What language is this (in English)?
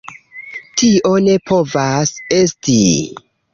Esperanto